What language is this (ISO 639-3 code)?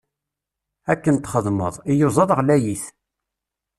kab